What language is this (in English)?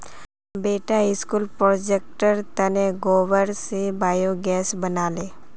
Magahi